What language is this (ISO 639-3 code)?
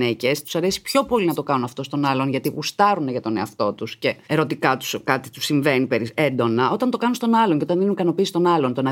ell